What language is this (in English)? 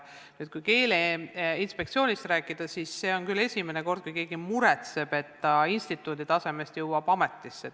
Estonian